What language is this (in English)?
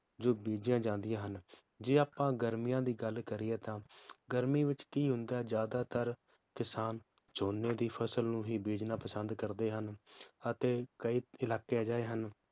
Punjabi